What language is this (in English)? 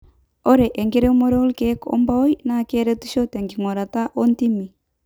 Masai